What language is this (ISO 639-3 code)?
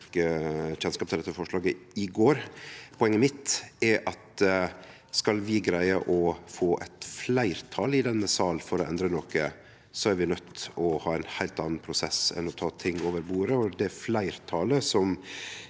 nor